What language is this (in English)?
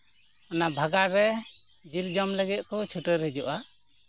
Santali